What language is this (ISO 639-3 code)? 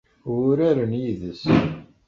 kab